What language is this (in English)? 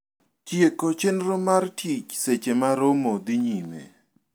Luo (Kenya and Tanzania)